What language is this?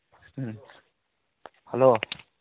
Manipuri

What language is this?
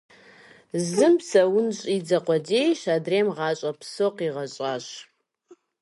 Kabardian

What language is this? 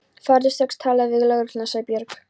Icelandic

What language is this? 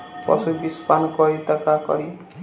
Bhojpuri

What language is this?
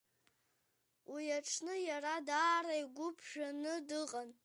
Abkhazian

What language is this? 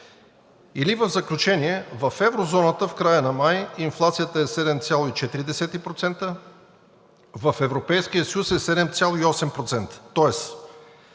Bulgarian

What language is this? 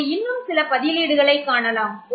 Tamil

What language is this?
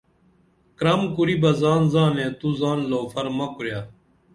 Dameli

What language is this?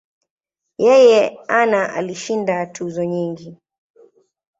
Swahili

